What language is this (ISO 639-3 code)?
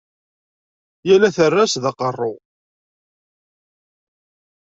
kab